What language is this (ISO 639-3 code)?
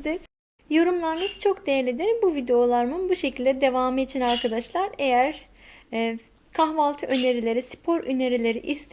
tur